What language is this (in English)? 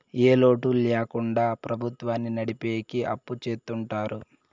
Telugu